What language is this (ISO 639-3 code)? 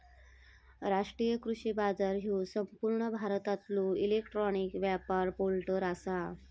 mar